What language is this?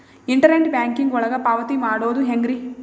Kannada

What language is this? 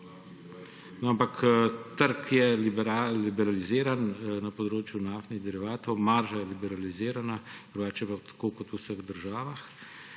Slovenian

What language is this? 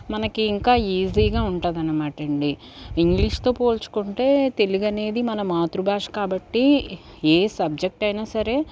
Telugu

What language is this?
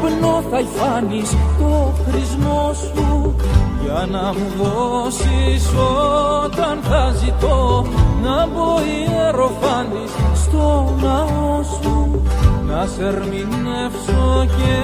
Greek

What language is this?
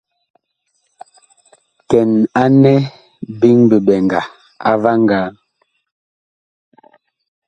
Bakoko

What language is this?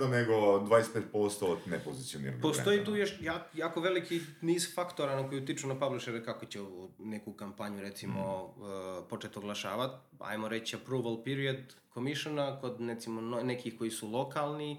Croatian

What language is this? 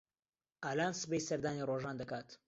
Central Kurdish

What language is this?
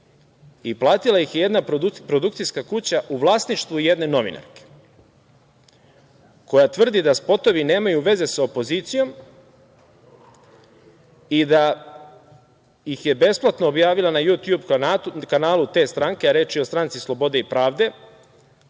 Serbian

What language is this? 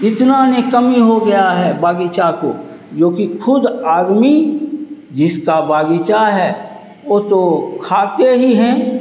Hindi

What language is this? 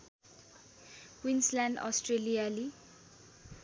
Nepali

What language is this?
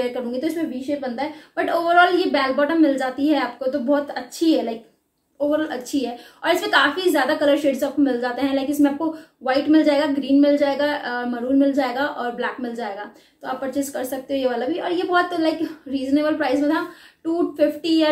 Hindi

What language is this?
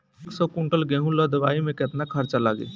Bhojpuri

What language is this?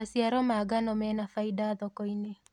Kikuyu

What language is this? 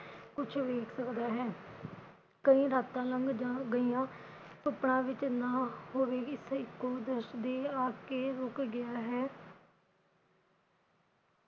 Punjabi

